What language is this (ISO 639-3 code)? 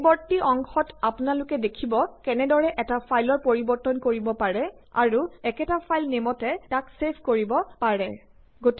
asm